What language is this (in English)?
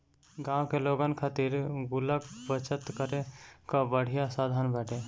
Bhojpuri